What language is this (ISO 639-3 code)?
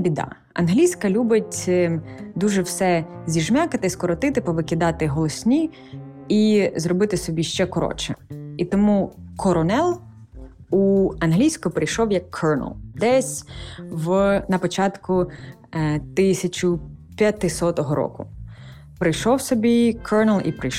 ukr